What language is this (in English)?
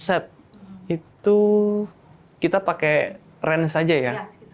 Indonesian